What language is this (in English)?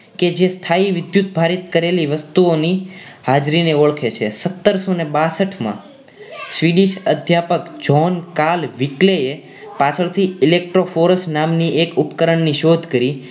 Gujarati